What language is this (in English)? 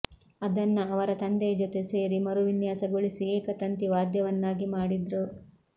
Kannada